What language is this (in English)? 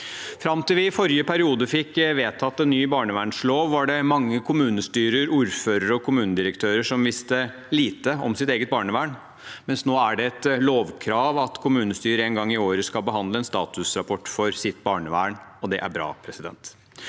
Norwegian